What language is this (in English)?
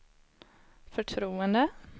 Swedish